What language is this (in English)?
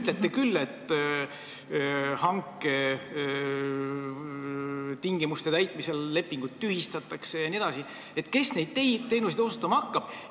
Estonian